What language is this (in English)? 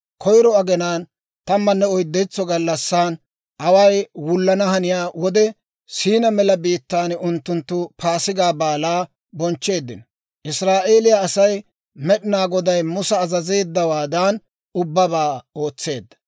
Dawro